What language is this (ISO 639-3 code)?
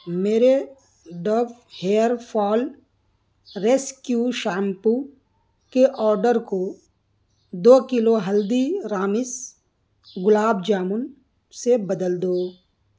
urd